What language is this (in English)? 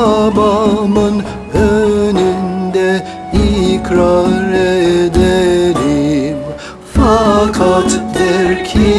Turkish